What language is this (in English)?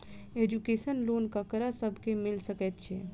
Maithili